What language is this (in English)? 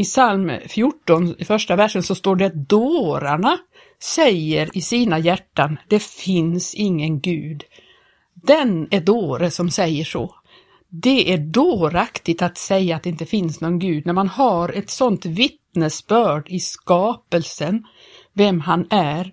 Swedish